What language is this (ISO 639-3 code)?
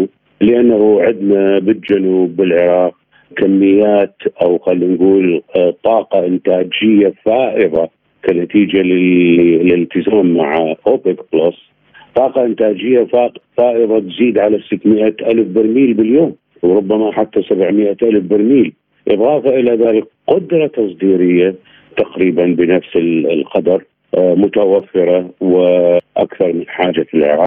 ara